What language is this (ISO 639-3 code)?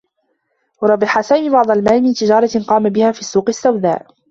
ara